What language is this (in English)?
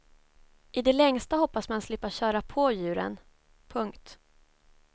Swedish